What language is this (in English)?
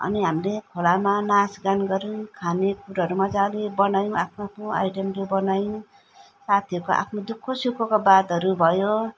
Nepali